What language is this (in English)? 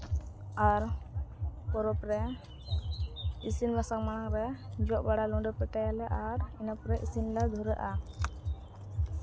Santali